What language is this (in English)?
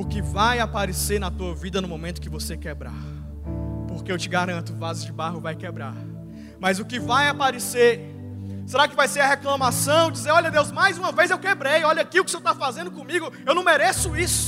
Portuguese